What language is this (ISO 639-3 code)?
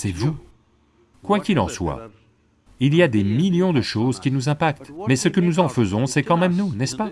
fra